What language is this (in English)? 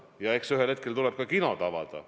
Estonian